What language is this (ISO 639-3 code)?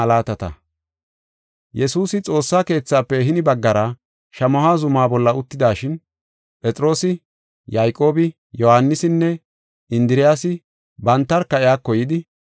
gof